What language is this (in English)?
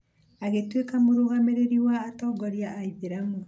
Kikuyu